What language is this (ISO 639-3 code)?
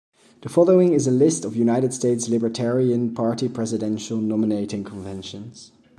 eng